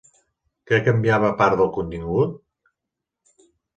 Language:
Catalan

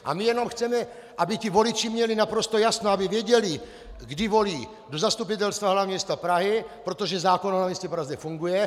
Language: Czech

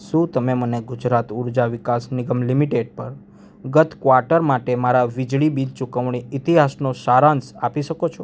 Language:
Gujarati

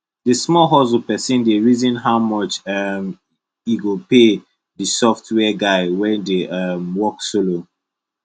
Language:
Nigerian Pidgin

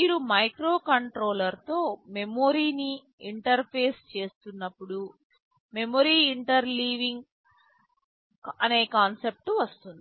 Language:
Telugu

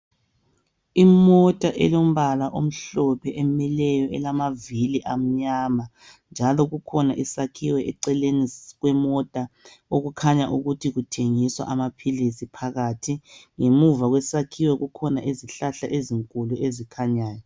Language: North Ndebele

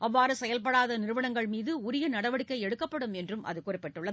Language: Tamil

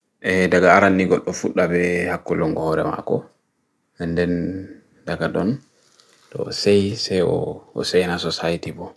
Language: Bagirmi Fulfulde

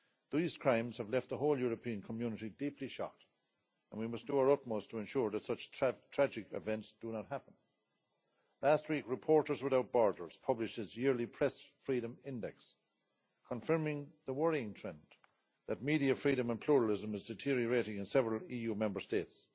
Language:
English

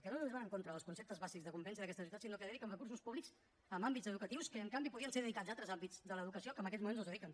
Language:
Catalan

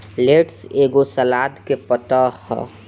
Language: Bhojpuri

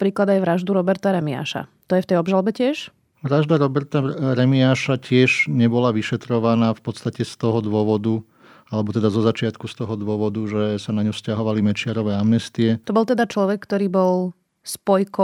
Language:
Slovak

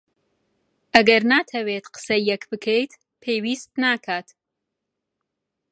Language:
Central Kurdish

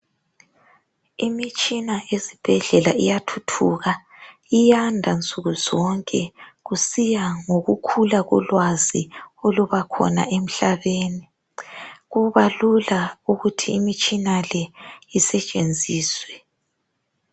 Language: North Ndebele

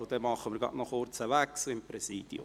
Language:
Swiss German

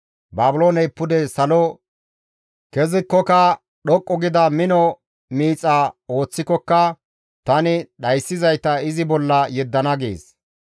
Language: Gamo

